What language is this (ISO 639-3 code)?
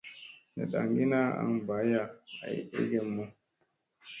mse